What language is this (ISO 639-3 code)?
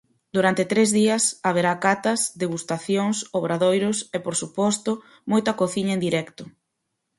glg